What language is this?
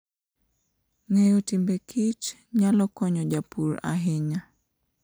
Luo (Kenya and Tanzania)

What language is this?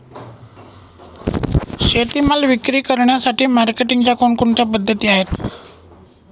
Marathi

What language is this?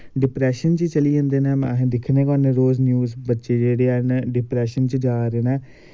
Dogri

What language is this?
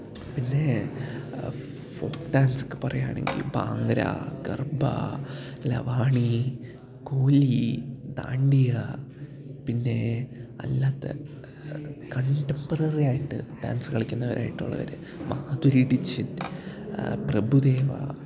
Malayalam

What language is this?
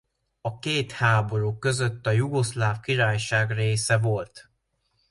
Hungarian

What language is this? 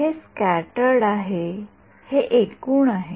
Marathi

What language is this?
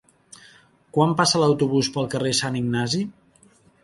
Catalan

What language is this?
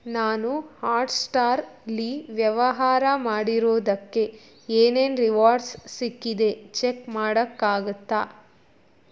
Kannada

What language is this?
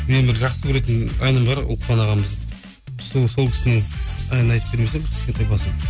Kazakh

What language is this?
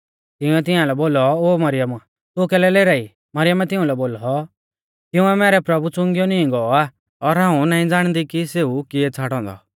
Mahasu Pahari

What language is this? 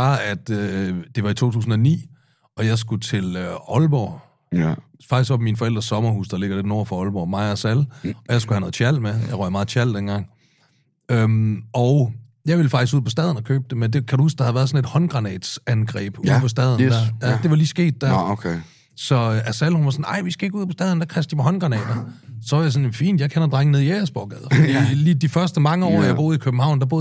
Danish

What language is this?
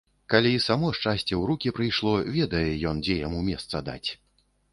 Belarusian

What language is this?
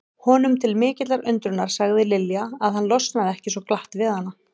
Icelandic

